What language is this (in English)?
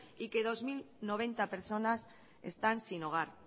Spanish